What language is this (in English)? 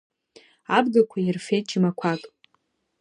Abkhazian